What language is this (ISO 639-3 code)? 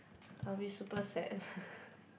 eng